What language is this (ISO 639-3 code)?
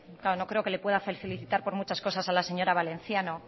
spa